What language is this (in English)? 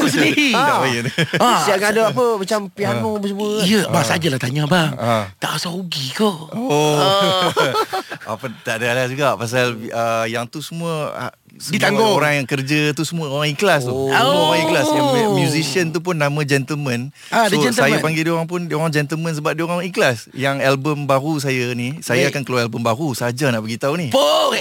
Malay